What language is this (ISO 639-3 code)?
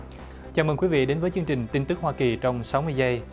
vie